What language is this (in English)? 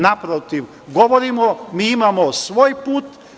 Serbian